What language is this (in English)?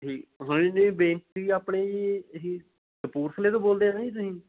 Punjabi